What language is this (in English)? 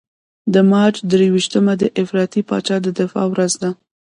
Pashto